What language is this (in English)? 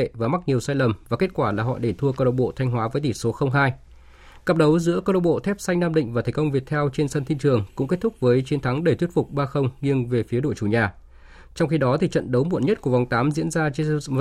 Vietnamese